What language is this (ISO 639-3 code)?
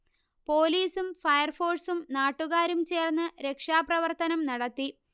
mal